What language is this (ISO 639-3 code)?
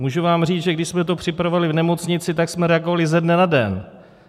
ces